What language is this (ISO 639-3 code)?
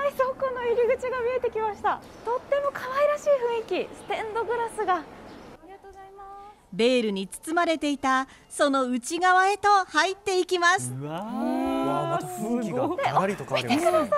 jpn